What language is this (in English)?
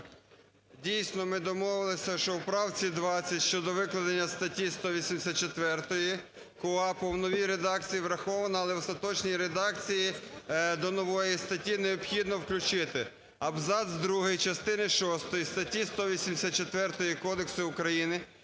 Ukrainian